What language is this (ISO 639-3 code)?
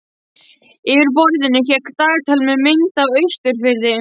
isl